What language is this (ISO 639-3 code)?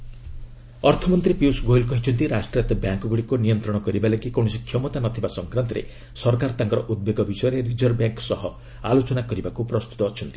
ori